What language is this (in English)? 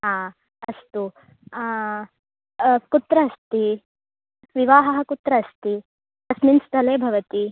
Sanskrit